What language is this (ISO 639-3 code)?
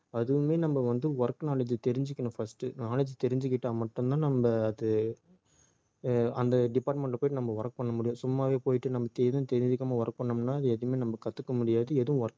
tam